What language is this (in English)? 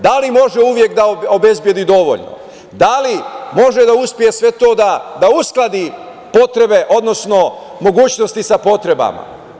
Serbian